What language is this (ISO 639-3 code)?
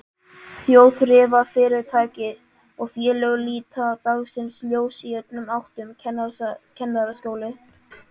isl